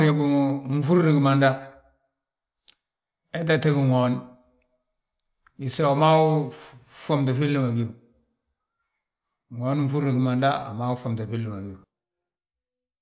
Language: Balanta-Ganja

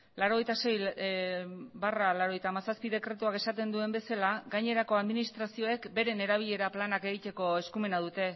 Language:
Basque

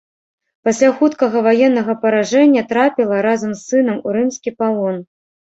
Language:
Belarusian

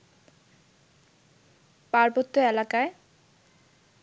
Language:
Bangla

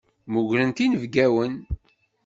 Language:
Kabyle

